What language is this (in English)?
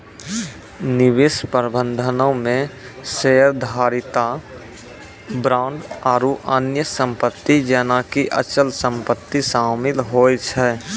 Maithili